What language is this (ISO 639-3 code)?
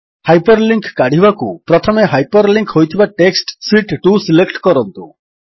ori